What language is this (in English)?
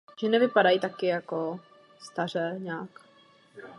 Czech